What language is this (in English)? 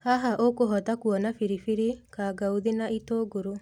Kikuyu